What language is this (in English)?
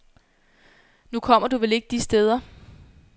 Danish